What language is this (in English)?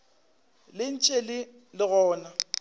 Northern Sotho